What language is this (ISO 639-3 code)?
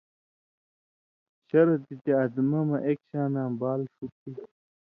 mvy